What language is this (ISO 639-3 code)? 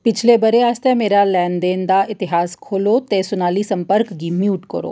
doi